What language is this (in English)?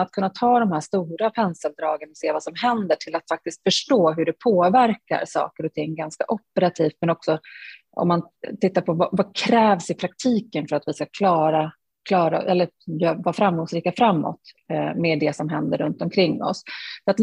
Swedish